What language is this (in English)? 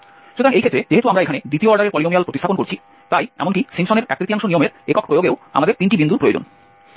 Bangla